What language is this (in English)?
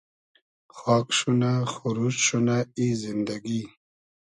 Hazaragi